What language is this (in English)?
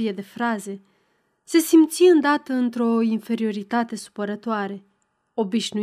Romanian